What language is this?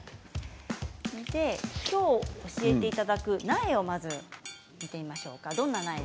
Japanese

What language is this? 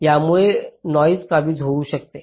Marathi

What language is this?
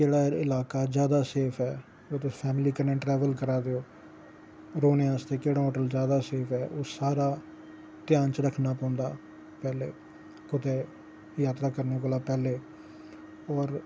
Dogri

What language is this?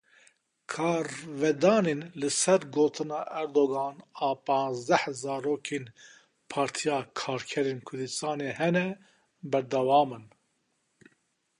Kurdish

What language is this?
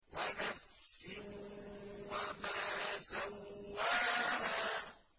Arabic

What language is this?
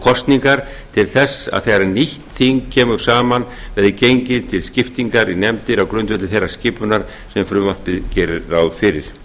Icelandic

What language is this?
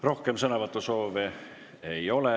Estonian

